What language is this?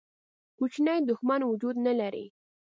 Pashto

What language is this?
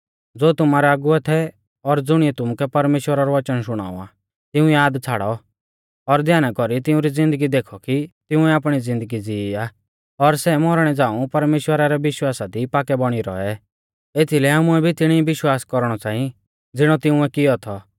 Mahasu Pahari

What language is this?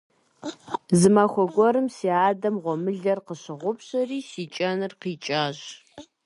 Kabardian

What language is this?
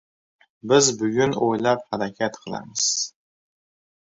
Uzbek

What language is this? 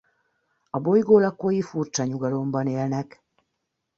Hungarian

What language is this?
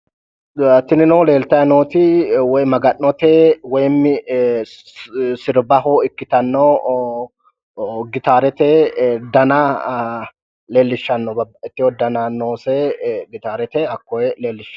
Sidamo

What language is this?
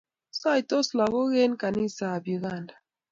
Kalenjin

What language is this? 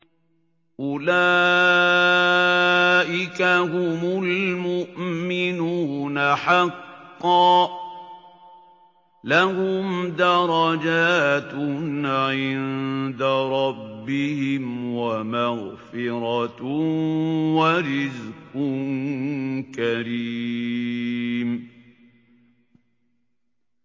Arabic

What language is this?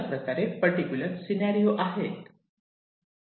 Marathi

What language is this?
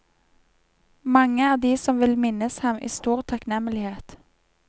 Norwegian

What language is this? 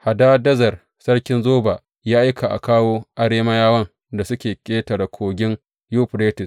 Hausa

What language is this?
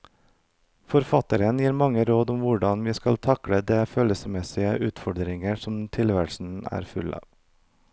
Norwegian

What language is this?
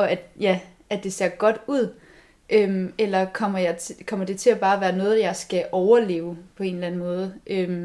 Danish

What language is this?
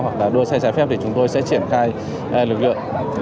Vietnamese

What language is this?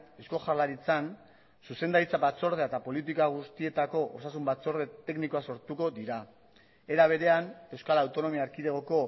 Basque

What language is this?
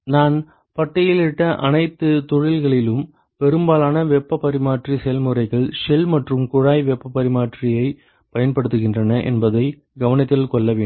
Tamil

